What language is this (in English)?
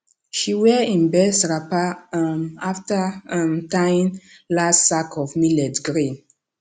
Nigerian Pidgin